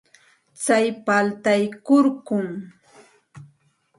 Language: Santa Ana de Tusi Pasco Quechua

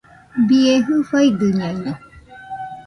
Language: Nüpode Huitoto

